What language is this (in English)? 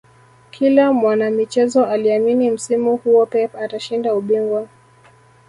Swahili